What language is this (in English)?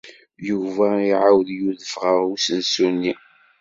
Kabyle